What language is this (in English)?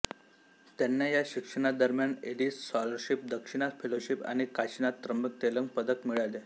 Marathi